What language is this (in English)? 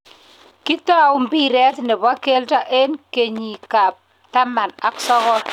Kalenjin